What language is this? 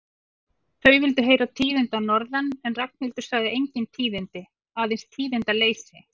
Icelandic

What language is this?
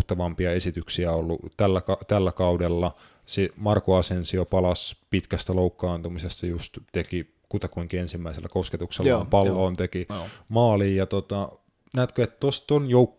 Finnish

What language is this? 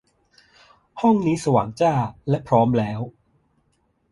Thai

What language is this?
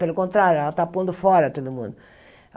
Portuguese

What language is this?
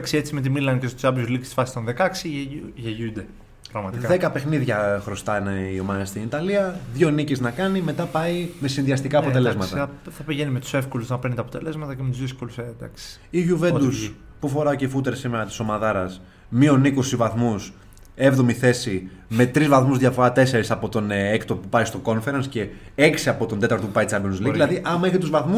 Greek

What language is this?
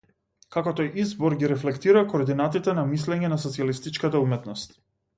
Macedonian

